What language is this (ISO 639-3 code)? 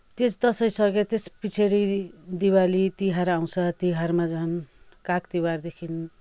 nep